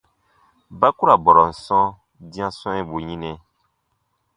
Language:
Baatonum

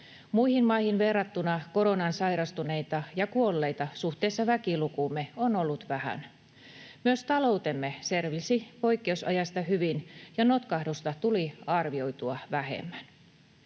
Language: Finnish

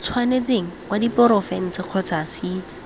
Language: Tswana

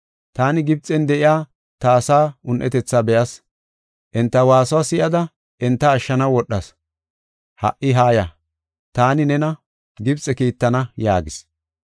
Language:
Gofa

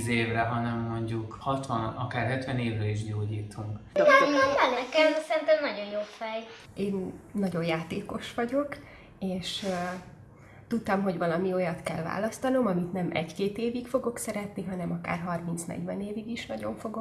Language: Hungarian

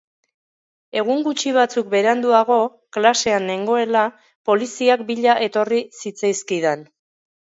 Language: Basque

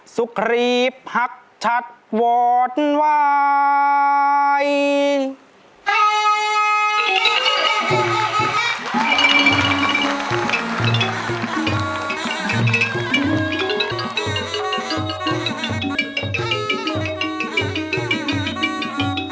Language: Thai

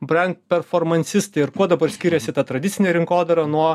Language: Lithuanian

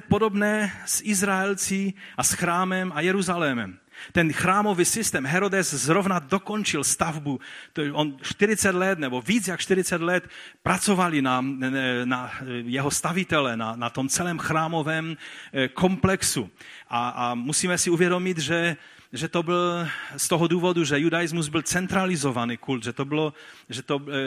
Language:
Czech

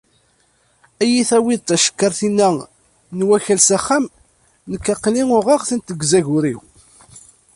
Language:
Kabyle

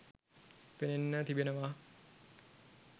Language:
Sinhala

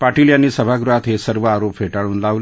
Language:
Marathi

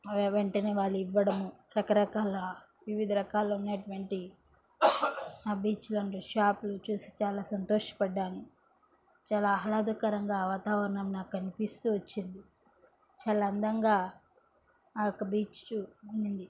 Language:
Telugu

